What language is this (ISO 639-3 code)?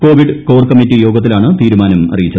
mal